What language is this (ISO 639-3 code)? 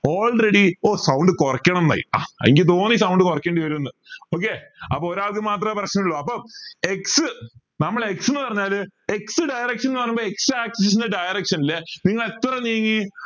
mal